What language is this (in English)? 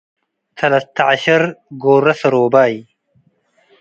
Tigre